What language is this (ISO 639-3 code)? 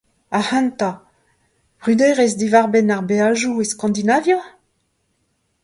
bre